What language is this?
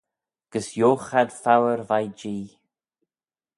Manx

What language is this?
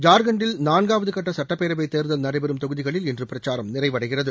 Tamil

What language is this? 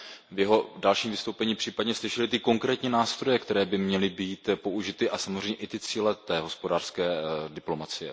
Czech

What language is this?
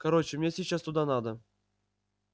Russian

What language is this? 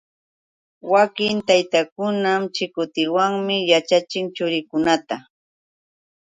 Yauyos Quechua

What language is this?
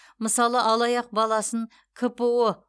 Kazakh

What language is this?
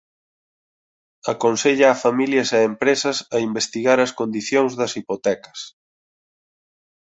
Galician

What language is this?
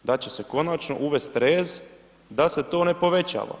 Croatian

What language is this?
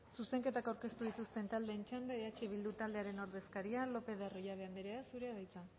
Basque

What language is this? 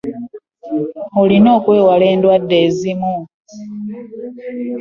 Ganda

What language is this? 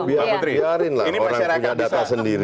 Indonesian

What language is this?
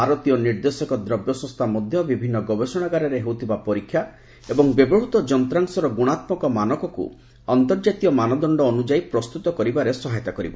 Odia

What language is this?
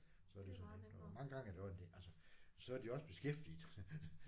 Danish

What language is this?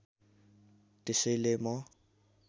Nepali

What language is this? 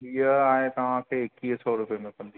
Sindhi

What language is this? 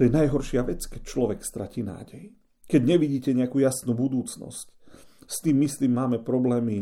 Slovak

